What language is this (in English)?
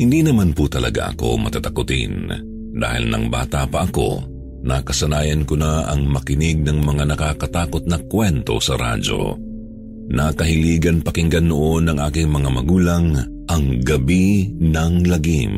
Filipino